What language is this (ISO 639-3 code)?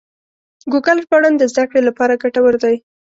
pus